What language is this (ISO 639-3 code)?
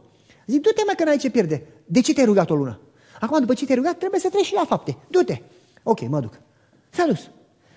ron